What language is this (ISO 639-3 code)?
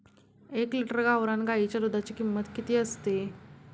mar